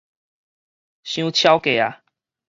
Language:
Min Nan Chinese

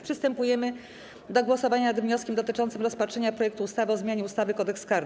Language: Polish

